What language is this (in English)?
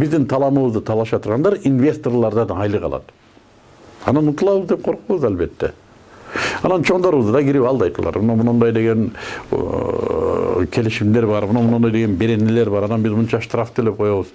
Russian